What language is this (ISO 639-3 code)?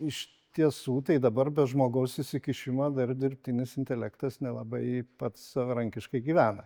lit